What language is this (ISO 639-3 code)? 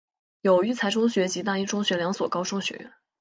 zho